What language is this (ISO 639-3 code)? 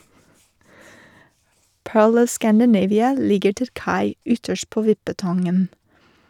nor